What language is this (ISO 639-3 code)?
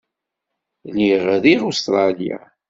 kab